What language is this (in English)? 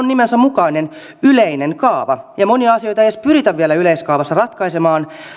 Finnish